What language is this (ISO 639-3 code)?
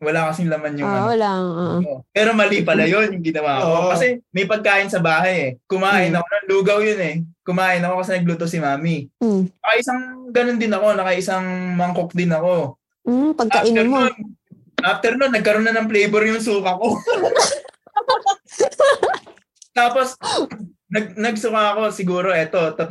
fil